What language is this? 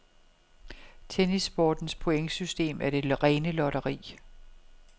Danish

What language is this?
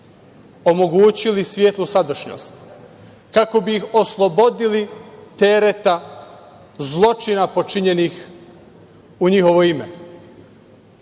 Serbian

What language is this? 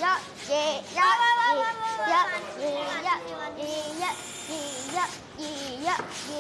Chinese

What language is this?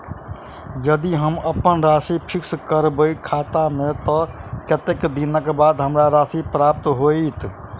Maithili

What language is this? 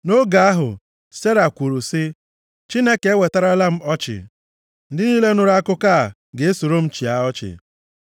Igbo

